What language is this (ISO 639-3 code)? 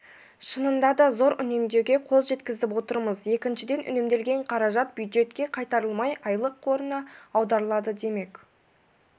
kaz